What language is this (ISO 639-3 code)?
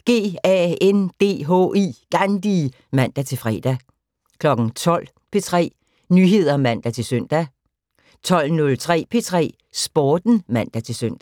dan